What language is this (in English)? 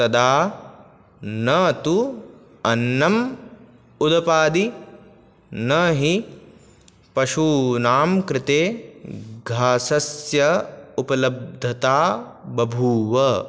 Sanskrit